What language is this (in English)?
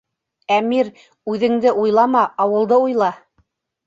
Bashkir